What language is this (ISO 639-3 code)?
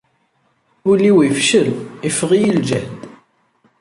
kab